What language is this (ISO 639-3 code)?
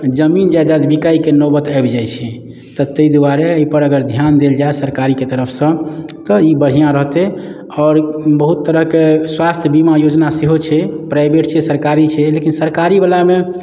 mai